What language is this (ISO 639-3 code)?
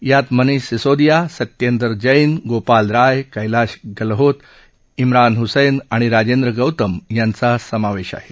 mar